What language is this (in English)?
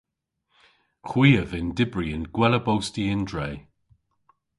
Cornish